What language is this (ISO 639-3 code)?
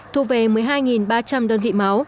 vie